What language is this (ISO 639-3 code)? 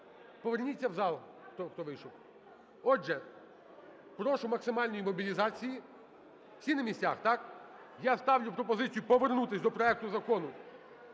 ukr